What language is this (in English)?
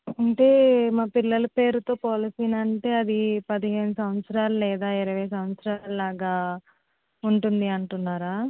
Telugu